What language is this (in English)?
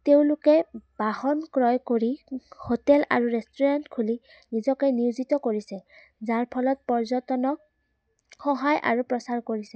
Assamese